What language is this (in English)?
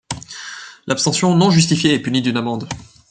French